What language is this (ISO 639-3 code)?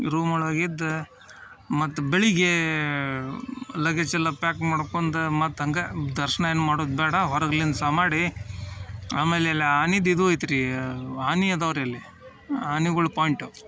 kan